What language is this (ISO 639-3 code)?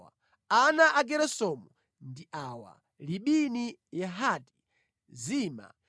nya